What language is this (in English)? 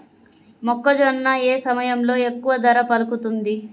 Telugu